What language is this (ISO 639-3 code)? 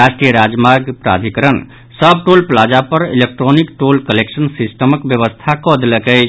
mai